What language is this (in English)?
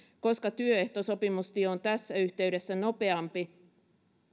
Finnish